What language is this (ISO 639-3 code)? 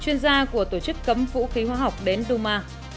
vie